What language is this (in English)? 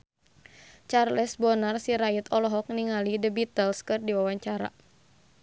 Sundanese